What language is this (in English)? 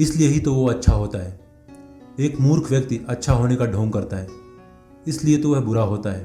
Hindi